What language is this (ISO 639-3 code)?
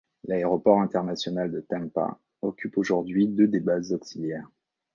fra